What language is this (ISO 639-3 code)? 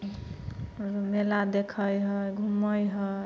mai